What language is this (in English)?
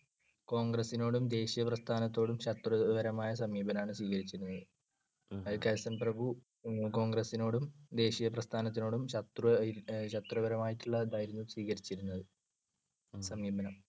Malayalam